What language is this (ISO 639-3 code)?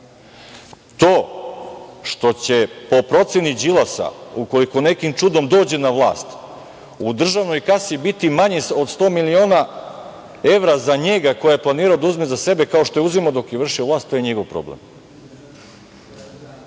srp